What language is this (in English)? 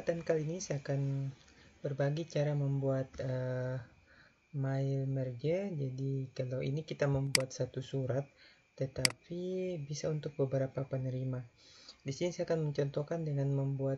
Indonesian